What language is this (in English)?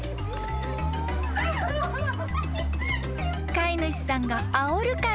Japanese